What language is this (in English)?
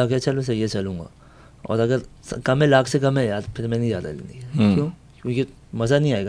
Urdu